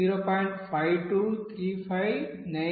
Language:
Telugu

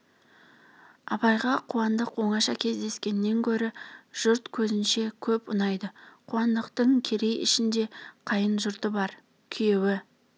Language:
Kazakh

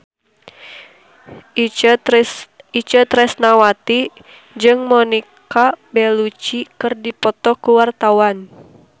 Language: Sundanese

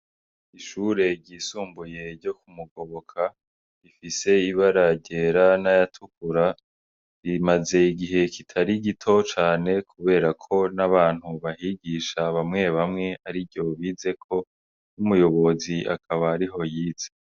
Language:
Rundi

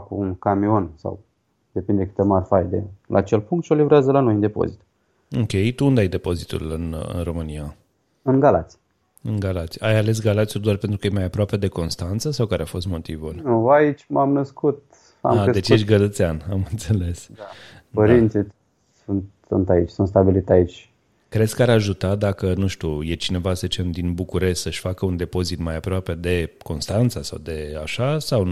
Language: Romanian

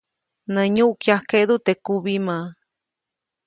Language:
Copainalá Zoque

